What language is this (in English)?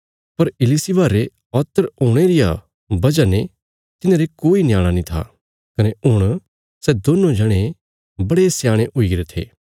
Bilaspuri